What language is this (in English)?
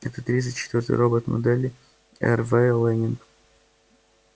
Russian